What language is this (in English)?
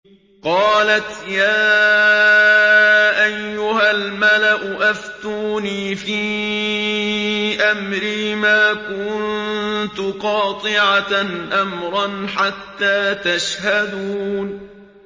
Arabic